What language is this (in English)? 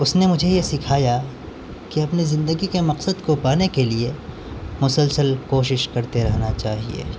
Urdu